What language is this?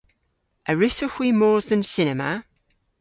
Cornish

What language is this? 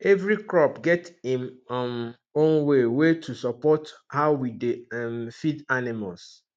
Nigerian Pidgin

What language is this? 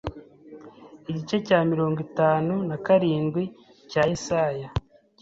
Kinyarwanda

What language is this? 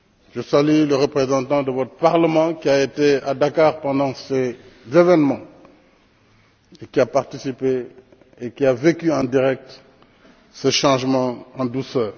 French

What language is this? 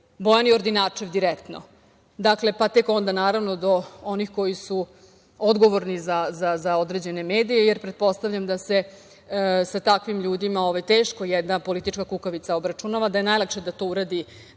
Serbian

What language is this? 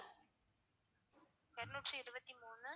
Tamil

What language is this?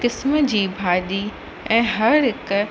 Sindhi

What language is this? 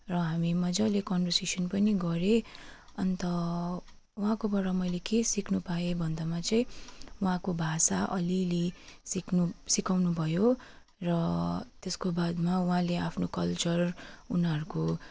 Nepali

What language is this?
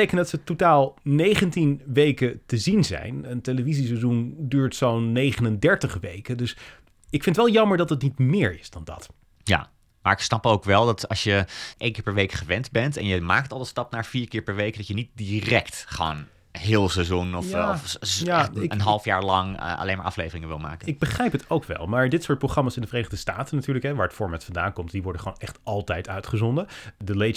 Dutch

